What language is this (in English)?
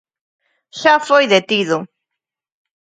Galician